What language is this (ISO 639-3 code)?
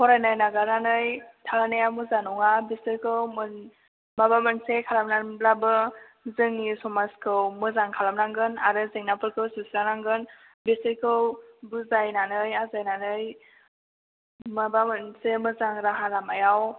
brx